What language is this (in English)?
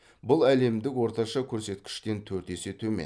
Kazakh